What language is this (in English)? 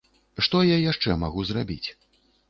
Belarusian